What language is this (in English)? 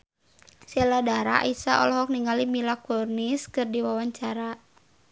Sundanese